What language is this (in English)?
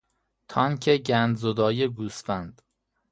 Persian